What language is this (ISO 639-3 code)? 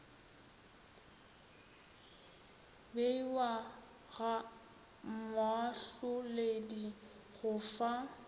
nso